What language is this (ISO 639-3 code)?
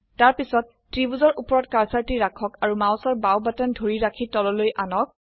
asm